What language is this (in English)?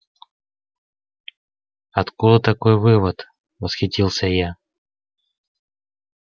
Russian